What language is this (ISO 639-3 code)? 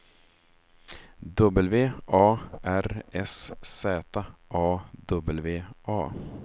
swe